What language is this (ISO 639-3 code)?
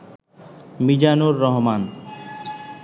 ben